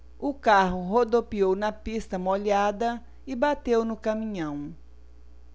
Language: Portuguese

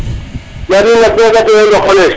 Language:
Serer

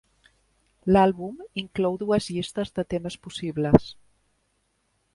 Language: Catalan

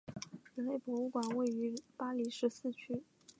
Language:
Chinese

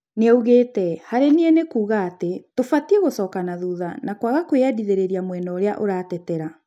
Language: Kikuyu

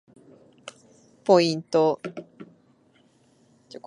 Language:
Japanese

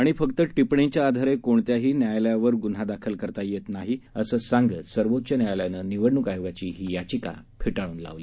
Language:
Marathi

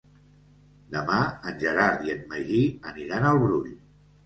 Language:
Catalan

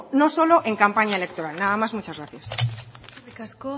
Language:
Spanish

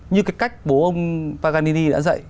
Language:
Vietnamese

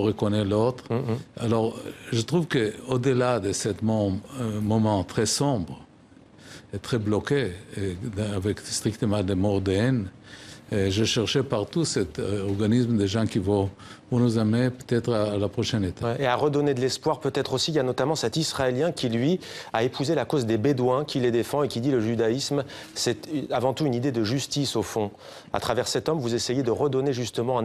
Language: French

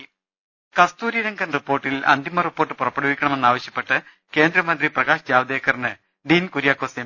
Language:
Malayalam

